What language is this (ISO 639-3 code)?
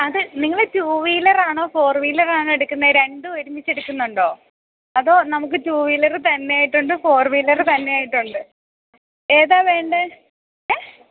mal